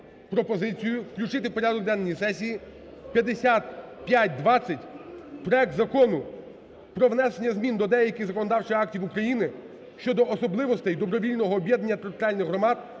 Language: Ukrainian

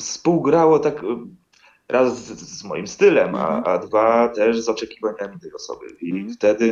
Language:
Polish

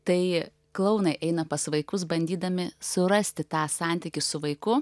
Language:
Lithuanian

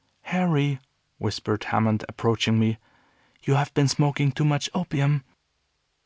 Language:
English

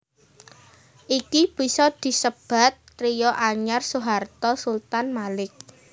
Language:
Javanese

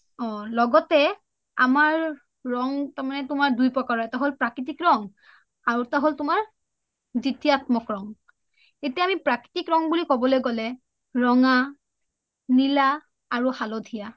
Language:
Assamese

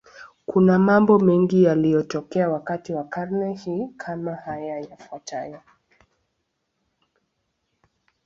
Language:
Swahili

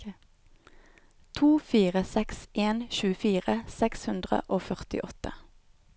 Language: Norwegian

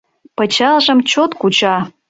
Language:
Mari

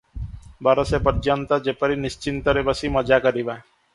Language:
Odia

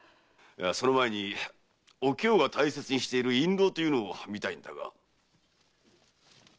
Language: Japanese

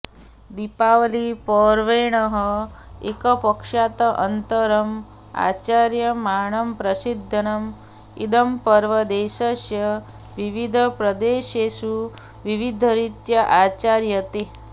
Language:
Sanskrit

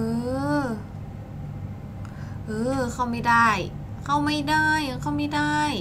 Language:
Thai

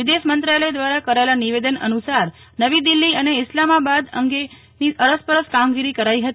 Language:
Gujarati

